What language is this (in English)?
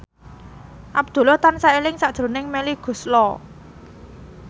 Javanese